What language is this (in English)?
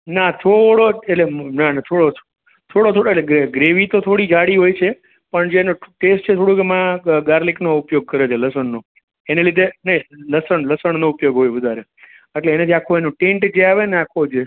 Gujarati